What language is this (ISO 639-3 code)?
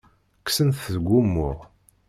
kab